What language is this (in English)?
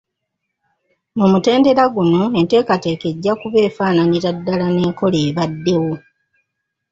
Ganda